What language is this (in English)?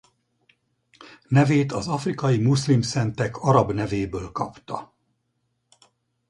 Hungarian